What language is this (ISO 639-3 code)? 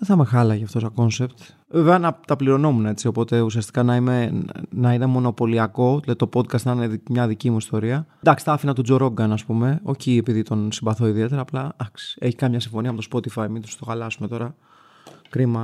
ell